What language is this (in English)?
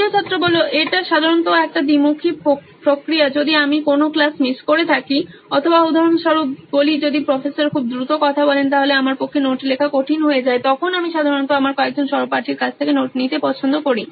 Bangla